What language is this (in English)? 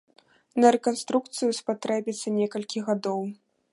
Belarusian